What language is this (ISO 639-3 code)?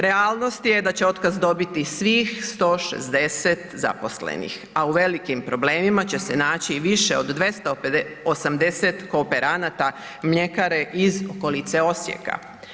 hrv